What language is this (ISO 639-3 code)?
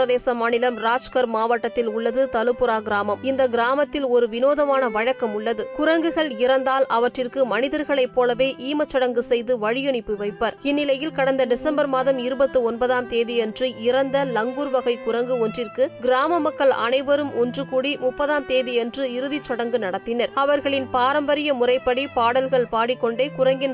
tam